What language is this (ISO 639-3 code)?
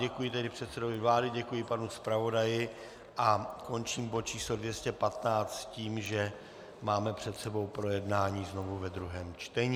ces